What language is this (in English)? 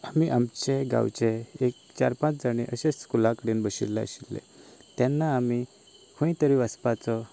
Konkani